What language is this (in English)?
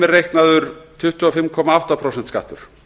Icelandic